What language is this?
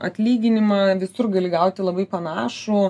Lithuanian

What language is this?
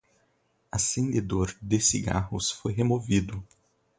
Portuguese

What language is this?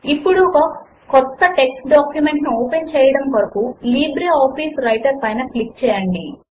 Telugu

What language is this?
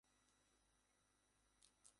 Bangla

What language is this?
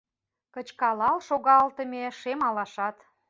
Mari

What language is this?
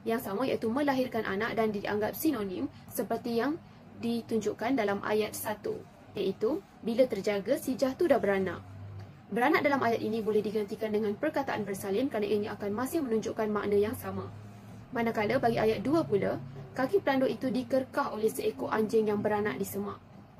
Malay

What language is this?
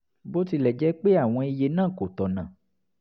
Yoruba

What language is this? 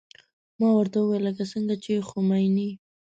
Pashto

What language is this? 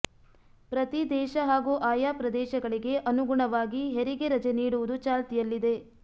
Kannada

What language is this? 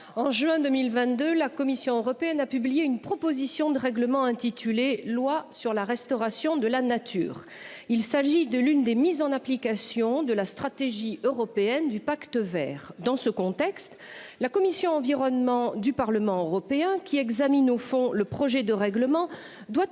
French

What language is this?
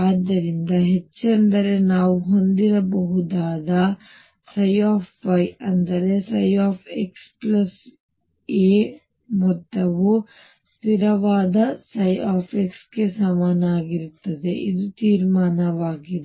Kannada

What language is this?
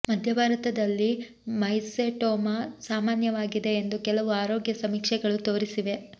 Kannada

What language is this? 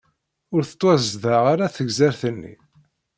Kabyle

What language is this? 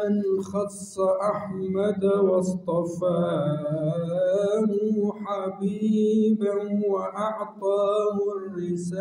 Arabic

